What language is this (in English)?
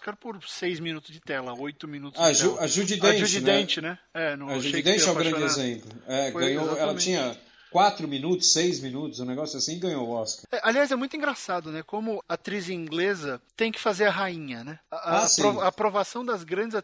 Portuguese